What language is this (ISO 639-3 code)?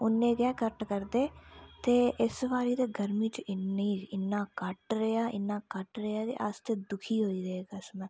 doi